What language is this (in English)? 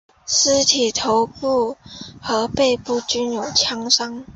Chinese